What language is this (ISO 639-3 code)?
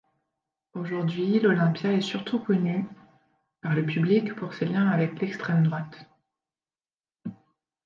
fra